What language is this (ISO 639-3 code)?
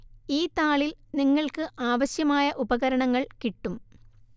mal